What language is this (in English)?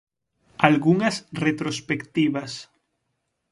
Galician